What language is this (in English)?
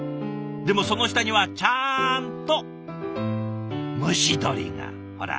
Japanese